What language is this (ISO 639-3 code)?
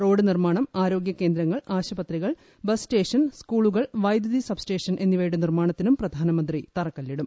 mal